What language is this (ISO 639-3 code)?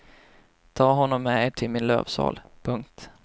swe